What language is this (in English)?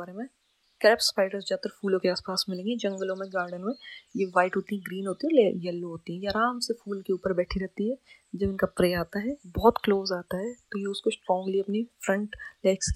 Hindi